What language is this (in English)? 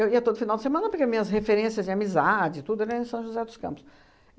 Portuguese